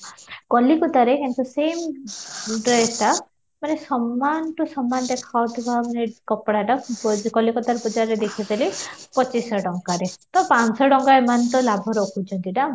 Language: Odia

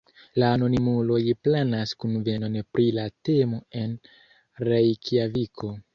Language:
Esperanto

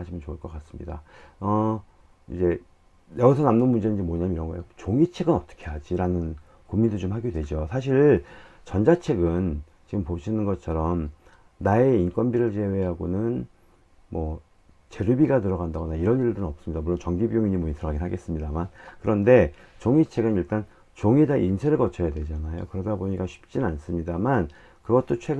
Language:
Korean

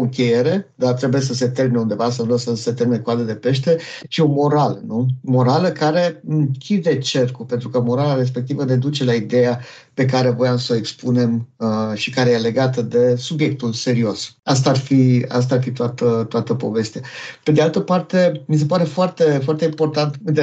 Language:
Romanian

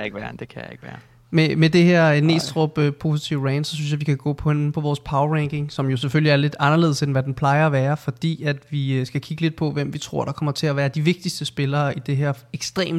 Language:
Danish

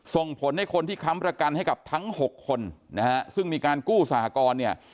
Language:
Thai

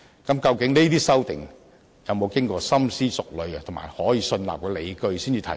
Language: Cantonese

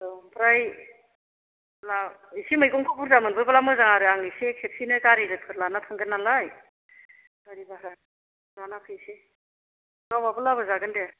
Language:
Bodo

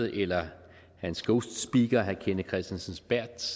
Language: Danish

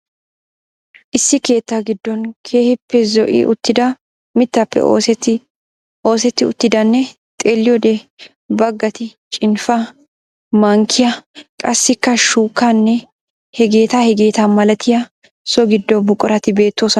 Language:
Wolaytta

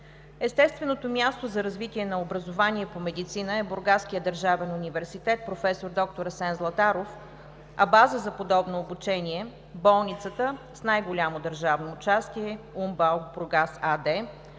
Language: Bulgarian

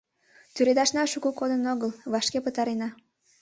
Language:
Mari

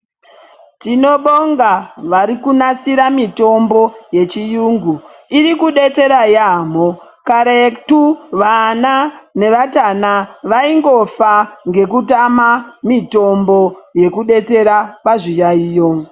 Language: Ndau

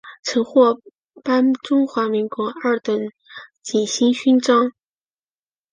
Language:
Chinese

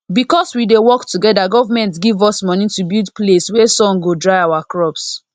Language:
Nigerian Pidgin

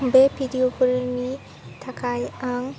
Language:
Bodo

